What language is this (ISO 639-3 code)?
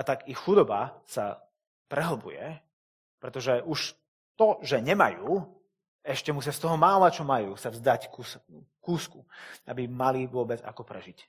slk